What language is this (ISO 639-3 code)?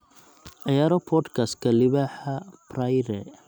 som